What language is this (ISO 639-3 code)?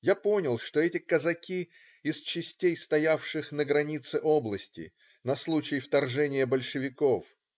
rus